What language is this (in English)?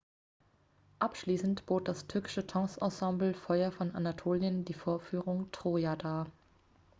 German